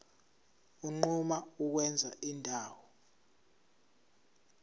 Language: Zulu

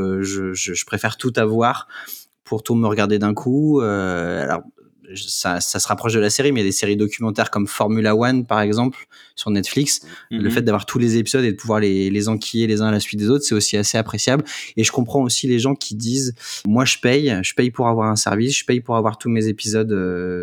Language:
French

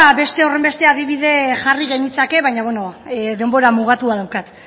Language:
Basque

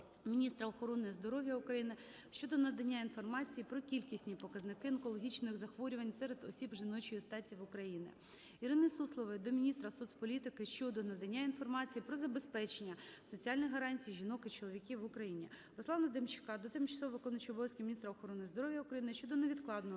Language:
Ukrainian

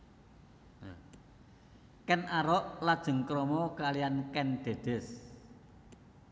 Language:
Javanese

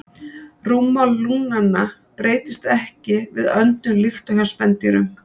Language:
Icelandic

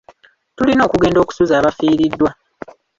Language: Ganda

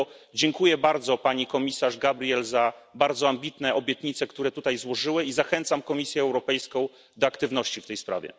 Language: Polish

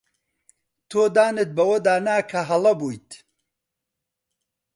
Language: Central Kurdish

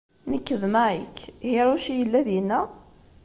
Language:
Kabyle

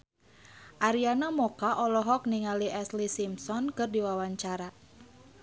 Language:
Sundanese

